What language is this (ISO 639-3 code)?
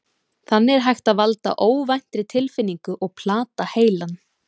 isl